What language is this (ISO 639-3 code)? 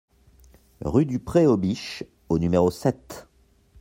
fra